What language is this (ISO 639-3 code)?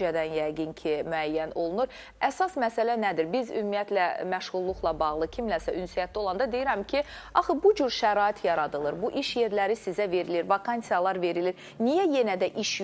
tur